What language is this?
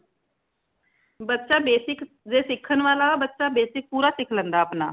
Punjabi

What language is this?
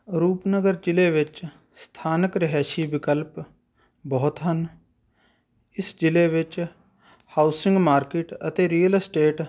Punjabi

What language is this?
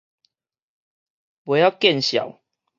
Min Nan Chinese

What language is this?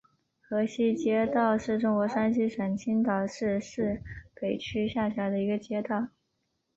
Chinese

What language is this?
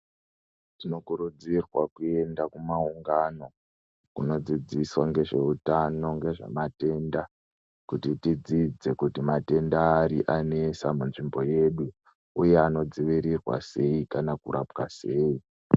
Ndau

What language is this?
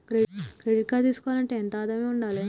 Telugu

